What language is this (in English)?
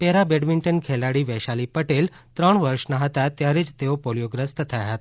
Gujarati